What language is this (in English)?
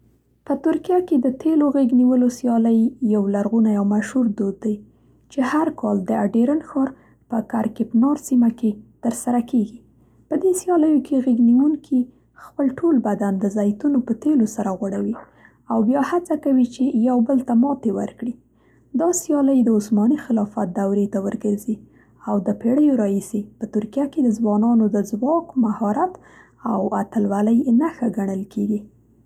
Central Pashto